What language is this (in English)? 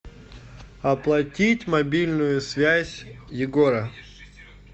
Russian